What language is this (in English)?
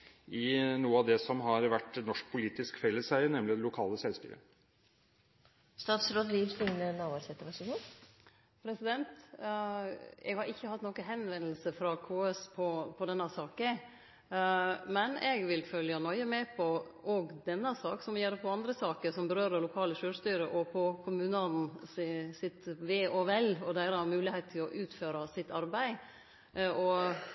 Norwegian